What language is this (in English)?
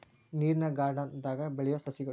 Kannada